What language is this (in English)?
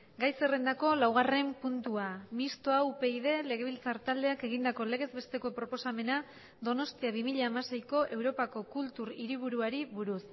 Basque